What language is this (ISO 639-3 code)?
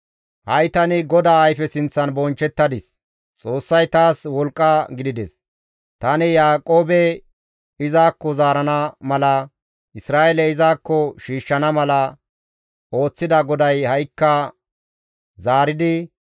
gmv